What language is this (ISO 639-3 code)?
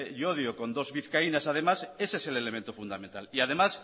spa